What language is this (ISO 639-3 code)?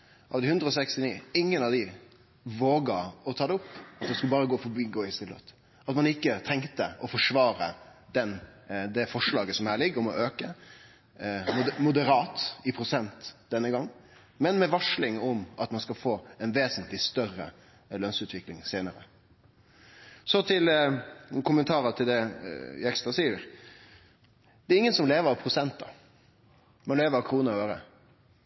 nno